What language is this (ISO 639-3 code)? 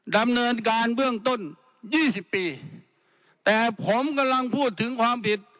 tha